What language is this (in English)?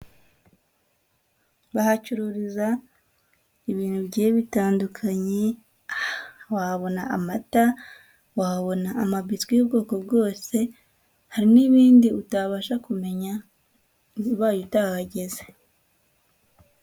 Kinyarwanda